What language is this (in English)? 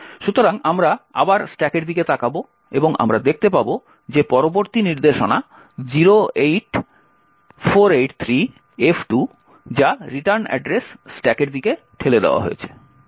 Bangla